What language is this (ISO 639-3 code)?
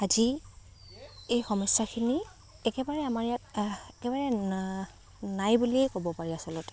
asm